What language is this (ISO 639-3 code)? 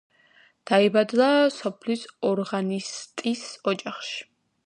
kat